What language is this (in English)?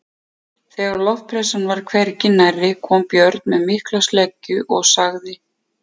Icelandic